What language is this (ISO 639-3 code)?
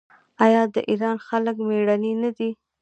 pus